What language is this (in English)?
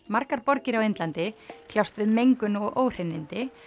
Icelandic